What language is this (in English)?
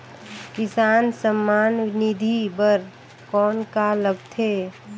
Chhattisgarhi